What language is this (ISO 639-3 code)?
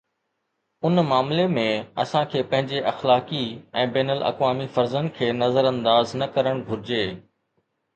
snd